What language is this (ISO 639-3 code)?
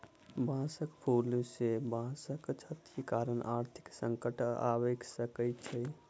mai